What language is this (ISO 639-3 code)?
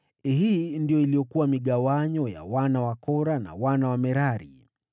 swa